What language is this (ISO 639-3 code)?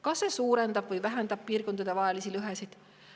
est